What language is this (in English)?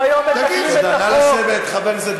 Hebrew